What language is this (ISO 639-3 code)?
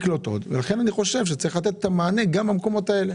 heb